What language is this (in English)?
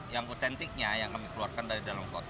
Indonesian